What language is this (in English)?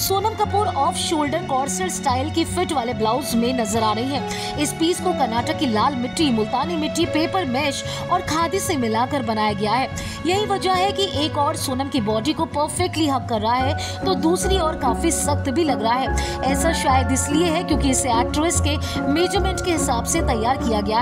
Hindi